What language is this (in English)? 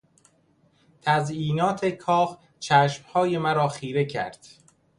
Persian